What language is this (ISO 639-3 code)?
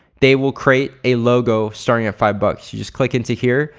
eng